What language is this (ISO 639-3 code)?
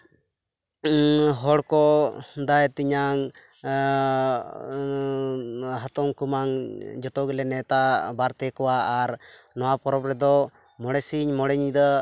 sat